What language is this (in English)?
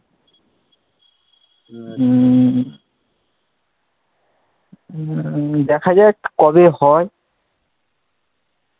Bangla